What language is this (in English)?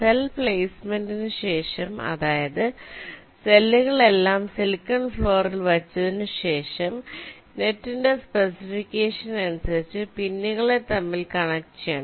Malayalam